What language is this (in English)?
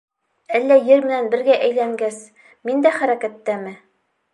Bashkir